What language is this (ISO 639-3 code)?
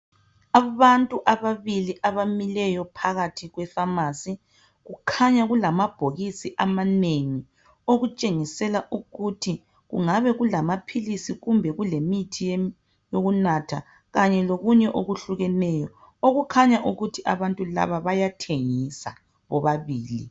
nde